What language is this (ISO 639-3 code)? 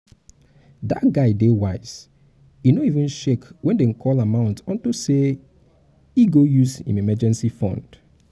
pcm